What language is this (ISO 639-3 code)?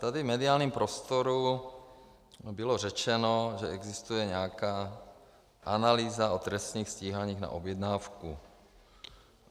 ces